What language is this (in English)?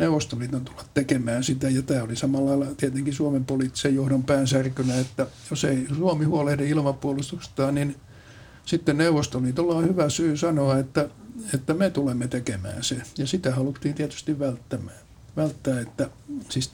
Finnish